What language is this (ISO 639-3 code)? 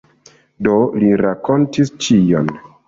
epo